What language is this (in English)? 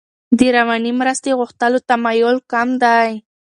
Pashto